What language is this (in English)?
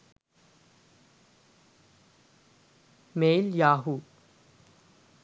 Sinhala